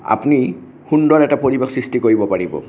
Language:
Assamese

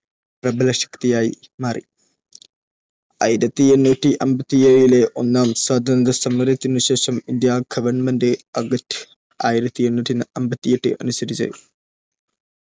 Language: Malayalam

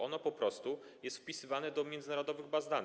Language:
Polish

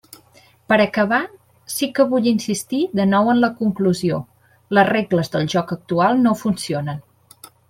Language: Catalan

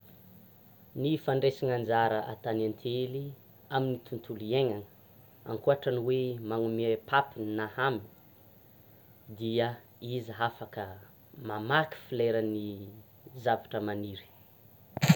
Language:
Tsimihety Malagasy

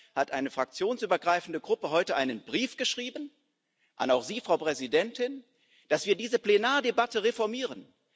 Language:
German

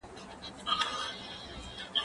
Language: Pashto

